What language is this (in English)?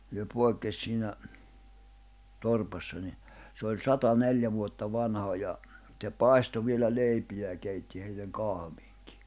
Finnish